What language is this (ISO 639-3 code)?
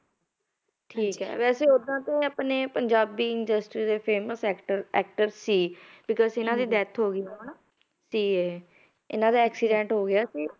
pan